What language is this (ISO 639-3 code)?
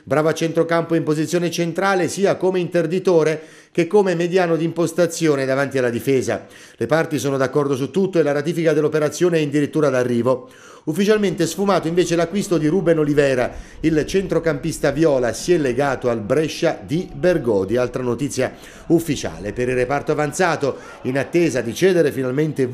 ita